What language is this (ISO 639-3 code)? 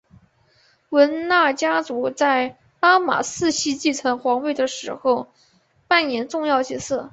zho